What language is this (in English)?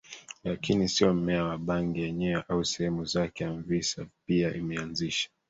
Swahili